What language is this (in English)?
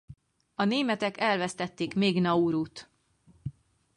Hungarian